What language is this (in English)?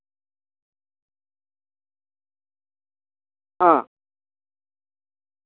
Santali